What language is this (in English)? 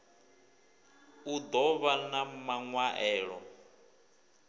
Venda